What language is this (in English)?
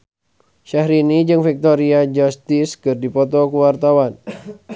Sundanese